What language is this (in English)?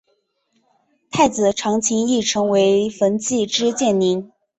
Chinese